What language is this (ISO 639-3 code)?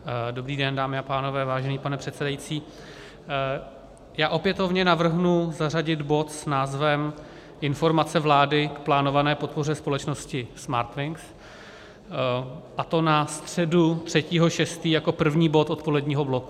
ces